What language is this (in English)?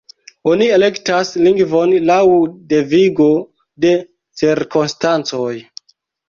Esperanto